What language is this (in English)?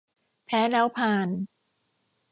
Thai